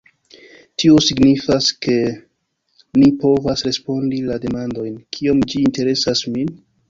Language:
Esperanto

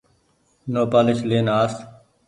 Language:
Goaria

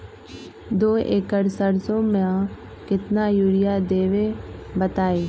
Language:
Magahi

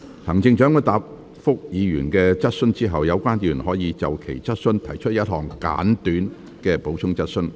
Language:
Cantonese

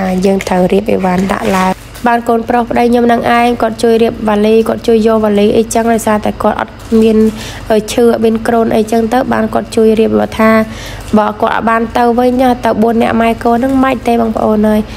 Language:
Vietnamese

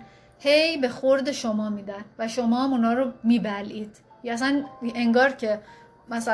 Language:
Persian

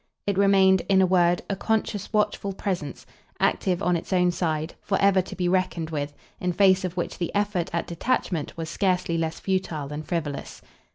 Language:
English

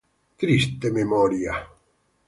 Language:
Spanish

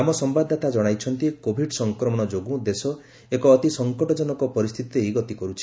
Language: Odia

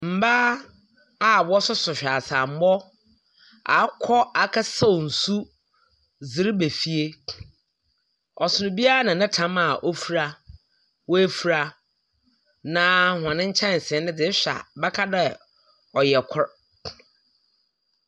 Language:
Akan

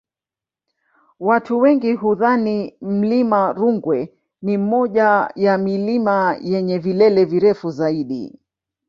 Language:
Swahili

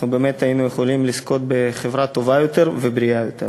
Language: Hebrew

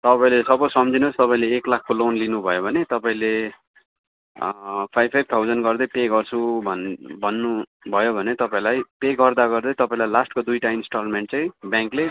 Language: Nepali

